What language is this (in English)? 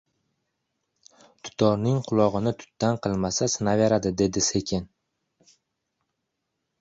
Uzbek